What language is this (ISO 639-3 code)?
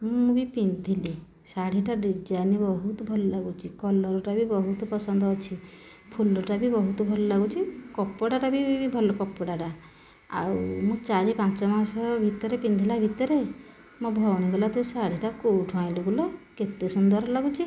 ori